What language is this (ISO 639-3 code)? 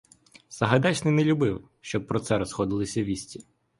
ukr